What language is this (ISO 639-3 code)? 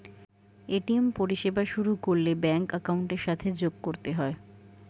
ben